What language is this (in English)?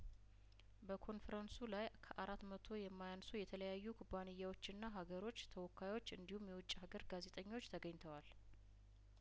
Amharic